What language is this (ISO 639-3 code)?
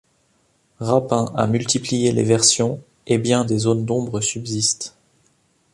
fra